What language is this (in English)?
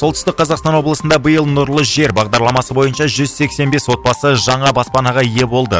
Kazakh